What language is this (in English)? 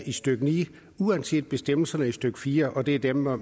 Danish